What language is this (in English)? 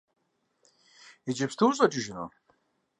Kabardian